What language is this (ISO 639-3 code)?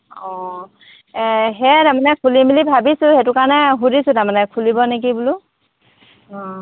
asm